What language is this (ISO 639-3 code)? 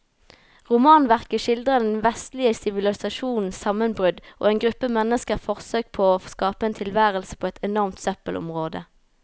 nor